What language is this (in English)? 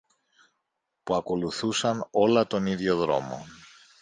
Greek